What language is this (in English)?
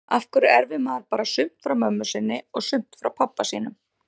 Icelandic